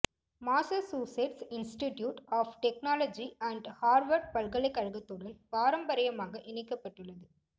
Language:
Tamil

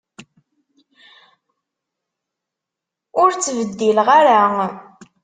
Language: Kabyle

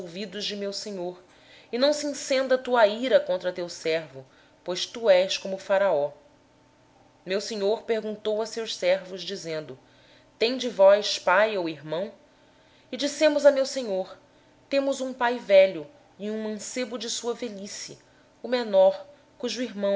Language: Portuguese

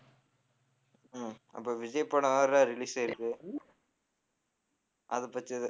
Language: Tamil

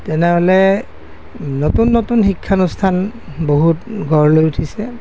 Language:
Assamese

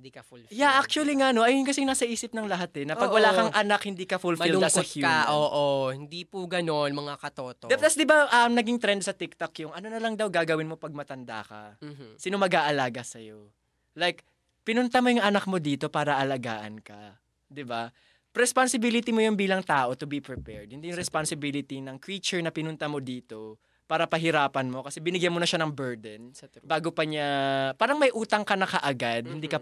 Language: Filipino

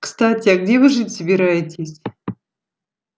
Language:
Russian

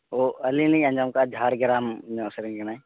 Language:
Santali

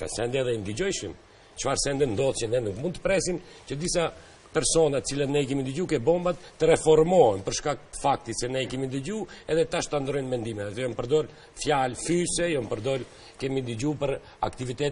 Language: Romanian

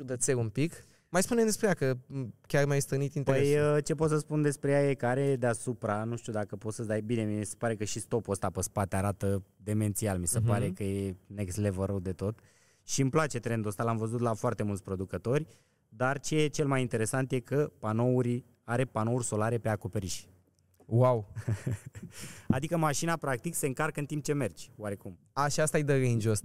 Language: Romanian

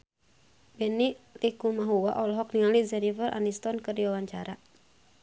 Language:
Sundanese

